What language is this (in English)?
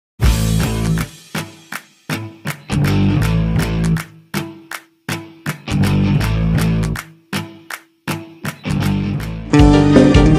Indonesian